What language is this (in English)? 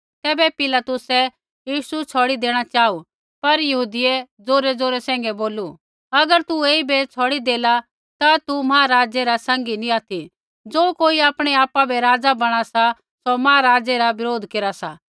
Kullu Pahari